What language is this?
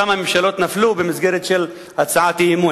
Hebrew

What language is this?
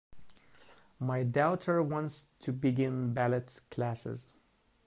English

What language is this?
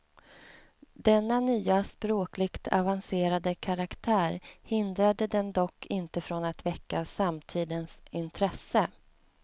Swedish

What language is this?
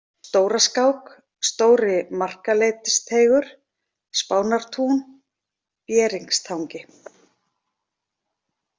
Icelandic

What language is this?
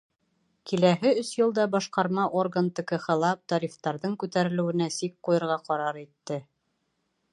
Bashkir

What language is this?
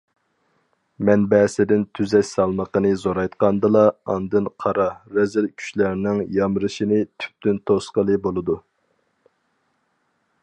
Uyghur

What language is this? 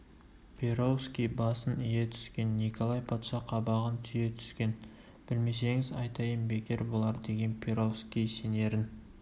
Kazakh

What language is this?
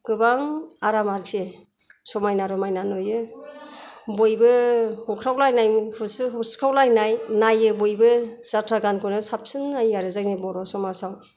Bodo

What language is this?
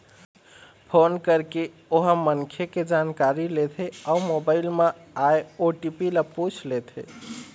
Chhattisgarhi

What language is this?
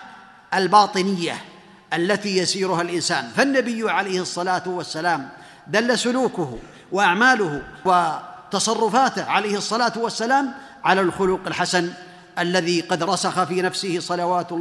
Arabic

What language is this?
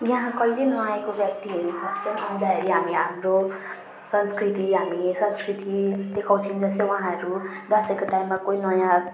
Nepali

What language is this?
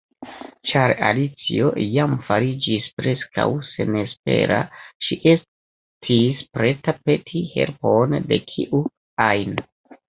Esperanto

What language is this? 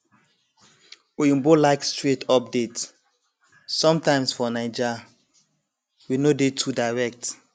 Nigerian Pidgin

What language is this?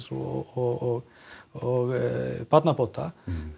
Icelandic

